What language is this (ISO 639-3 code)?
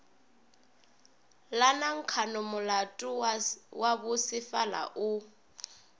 nso